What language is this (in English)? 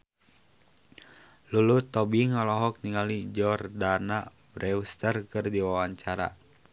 Sundanese